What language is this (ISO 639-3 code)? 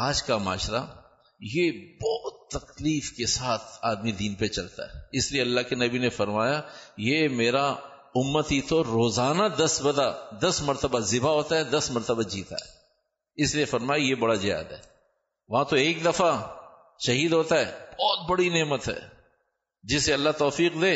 urd